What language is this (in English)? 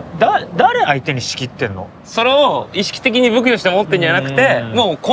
Japanese